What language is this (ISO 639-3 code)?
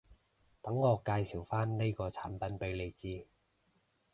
yue